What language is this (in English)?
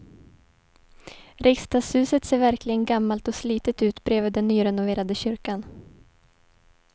Swedish